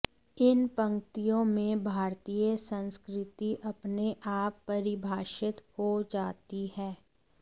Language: Hindi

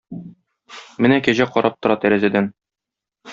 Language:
Tatar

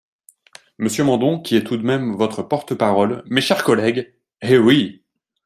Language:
French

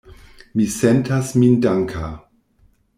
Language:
Esperanto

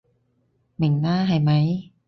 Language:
Cantonese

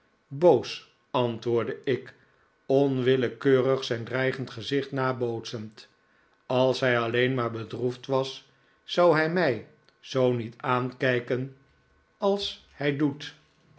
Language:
Dutch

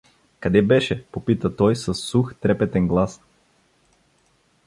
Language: Bulgarian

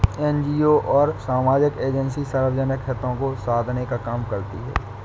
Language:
Hindi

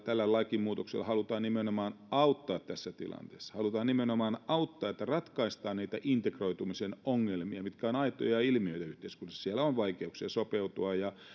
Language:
Finnish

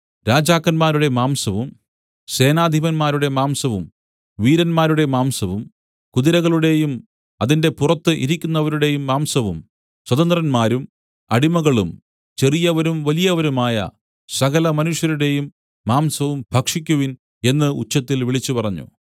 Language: Malayalam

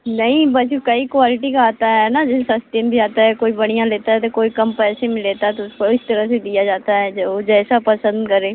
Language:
Hindi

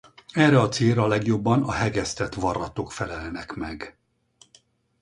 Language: Hungarian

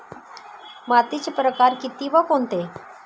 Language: Marathi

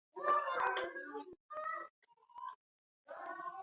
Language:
Indus Kohistani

